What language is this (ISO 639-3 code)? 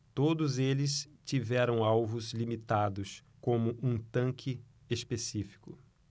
por